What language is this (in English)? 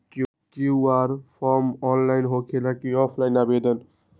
Magahi